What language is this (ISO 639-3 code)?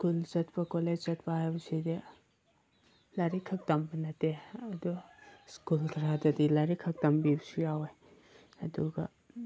mni